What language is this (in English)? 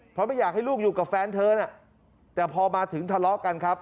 Thai